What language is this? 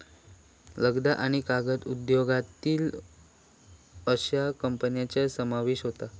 Marathi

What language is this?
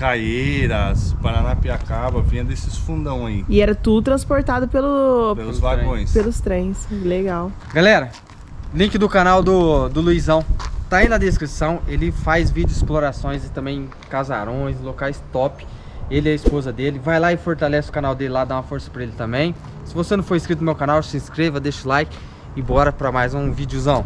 Portuguese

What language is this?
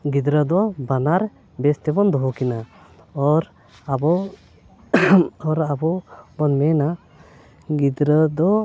Santali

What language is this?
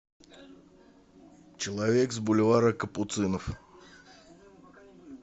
Russian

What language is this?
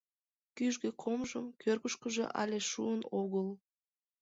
Mari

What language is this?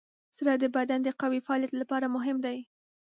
Pashto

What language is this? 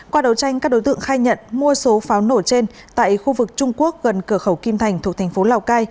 Vietnamese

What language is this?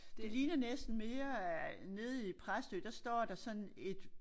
Danish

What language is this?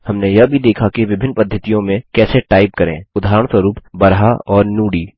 Hindi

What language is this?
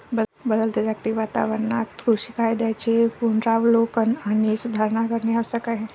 Marathi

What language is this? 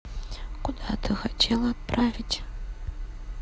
Russian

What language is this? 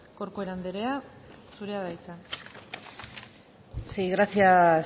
Basque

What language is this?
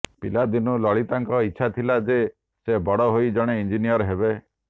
Odia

